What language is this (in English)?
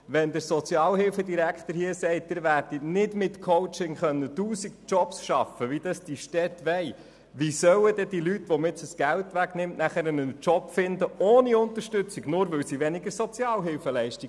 Swiss German